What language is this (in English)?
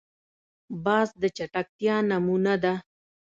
Pashto